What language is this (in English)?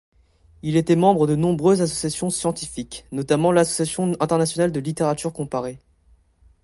French